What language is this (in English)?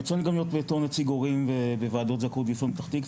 Hebrew